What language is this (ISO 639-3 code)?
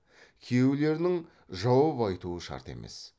kaz